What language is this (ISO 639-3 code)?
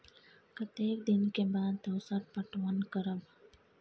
mai